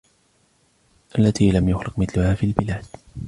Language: Arabic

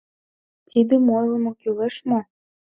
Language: Mari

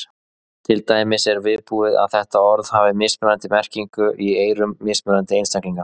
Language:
Icelandic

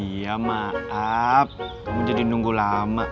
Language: Indonesian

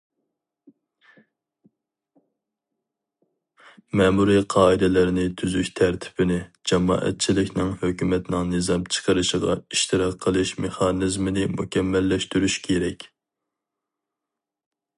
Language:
Uyghur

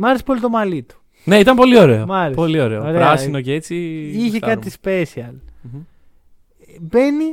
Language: Greek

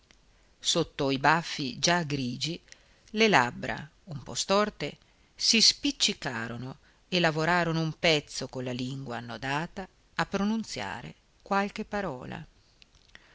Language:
Italian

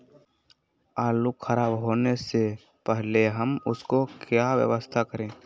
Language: Magahi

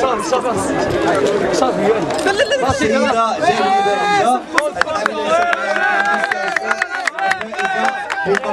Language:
Arabic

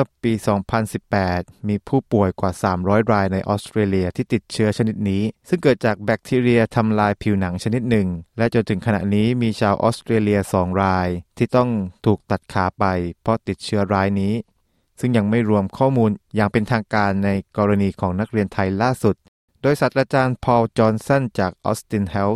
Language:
Thai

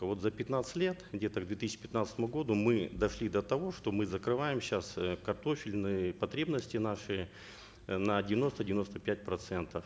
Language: Kazakh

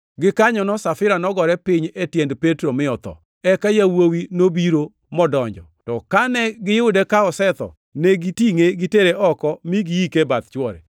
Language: Luo (Kenya and Tanzania)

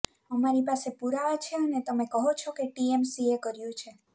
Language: Gujarati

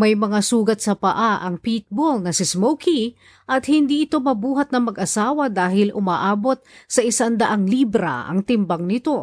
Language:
Filipino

